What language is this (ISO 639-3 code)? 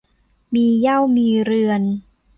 tha